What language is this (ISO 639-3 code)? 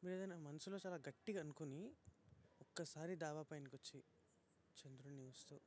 tel